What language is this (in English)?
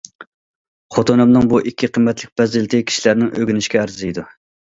Uyghur